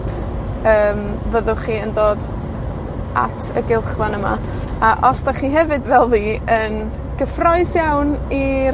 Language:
Welsh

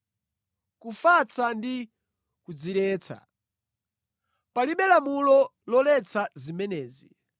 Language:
Nyanja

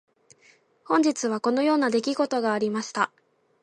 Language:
Japanese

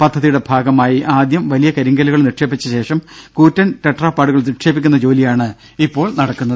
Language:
Malayalam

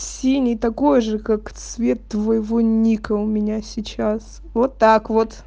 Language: Russian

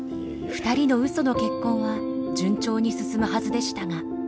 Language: Japanese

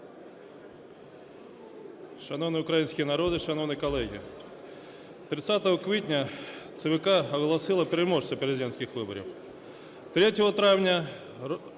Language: Ukrainian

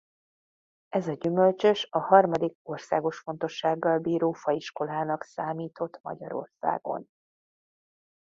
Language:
Hungarian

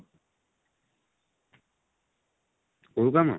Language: Odia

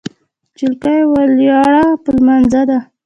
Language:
Pashto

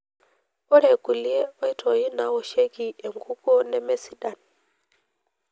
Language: Masai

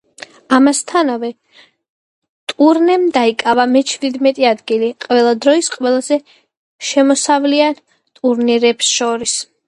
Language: Georgian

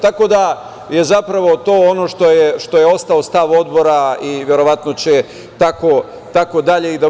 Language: Serbian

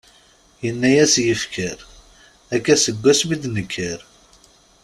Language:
Kabyle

